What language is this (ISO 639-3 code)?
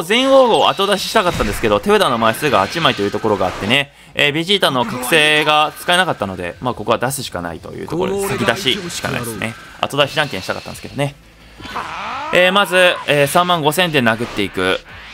jpn